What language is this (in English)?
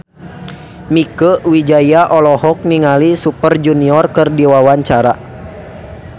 Sundanese